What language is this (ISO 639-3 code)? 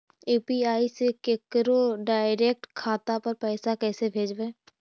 mag